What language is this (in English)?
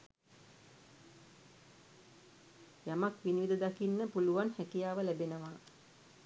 Sinhala